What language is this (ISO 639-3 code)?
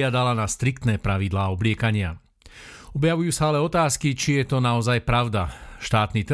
slk